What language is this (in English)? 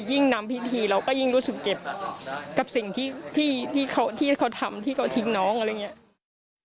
Thai